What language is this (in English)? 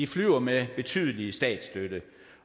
Danish